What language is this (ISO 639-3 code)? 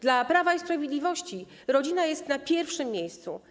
pol